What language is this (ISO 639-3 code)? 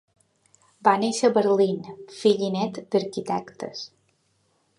cat